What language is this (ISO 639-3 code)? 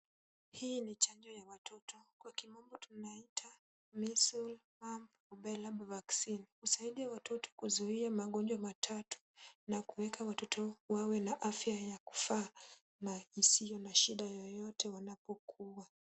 swa